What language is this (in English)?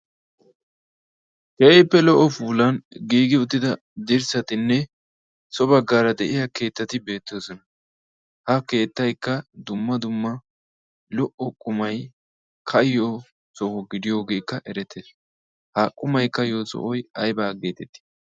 Wolaytta